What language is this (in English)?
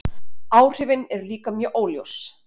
Icelandic